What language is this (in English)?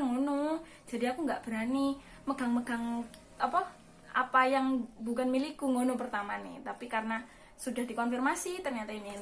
Indonesian